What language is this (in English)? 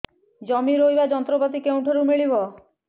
Odia